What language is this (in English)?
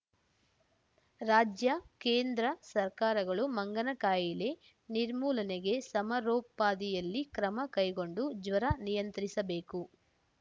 Kannada